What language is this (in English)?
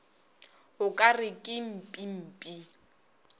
Northern Sotho